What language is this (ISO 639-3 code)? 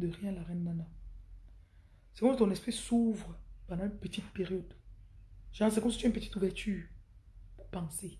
fra